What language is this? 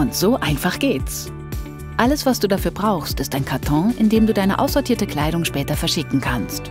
German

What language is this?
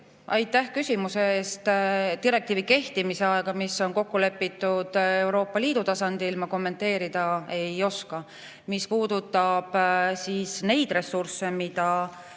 Estonian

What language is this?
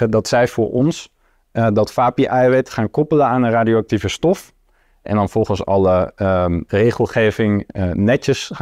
Dutch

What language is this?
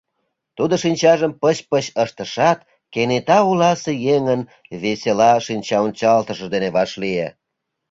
Mari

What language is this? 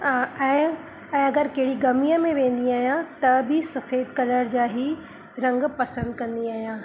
Sindhi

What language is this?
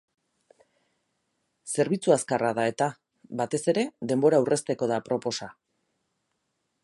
Basque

